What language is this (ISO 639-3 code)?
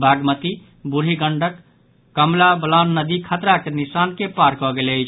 mai